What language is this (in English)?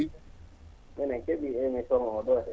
Fula